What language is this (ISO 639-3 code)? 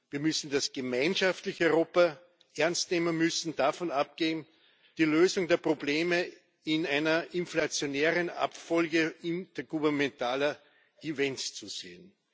deu